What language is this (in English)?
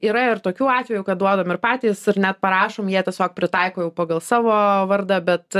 Lithuanian